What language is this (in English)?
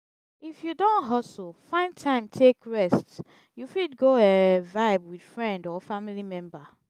Nigerian Pidgin